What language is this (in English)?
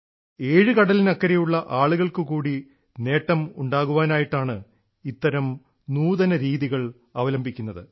Malayalam